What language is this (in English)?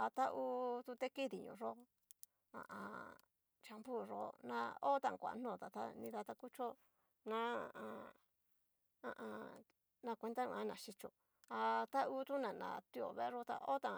Cacaloxtepec Mixtec